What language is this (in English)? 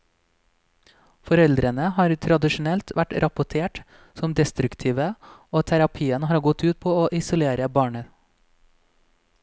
Norwegian